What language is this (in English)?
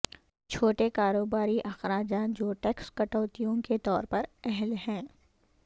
Urdu